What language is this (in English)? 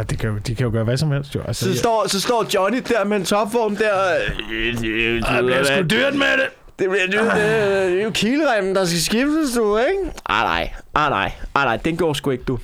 Danish